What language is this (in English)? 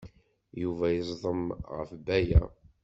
Kabyle